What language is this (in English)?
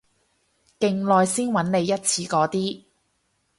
Cantonese